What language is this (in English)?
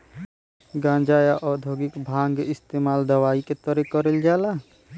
Bhojpuri